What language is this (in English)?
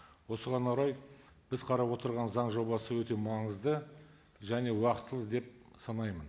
Kazakh